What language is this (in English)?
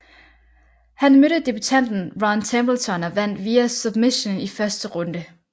Danish